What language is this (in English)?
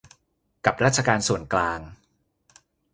Thai